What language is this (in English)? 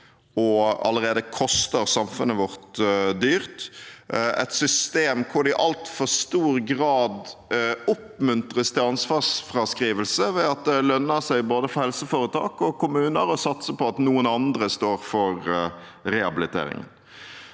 Norwegian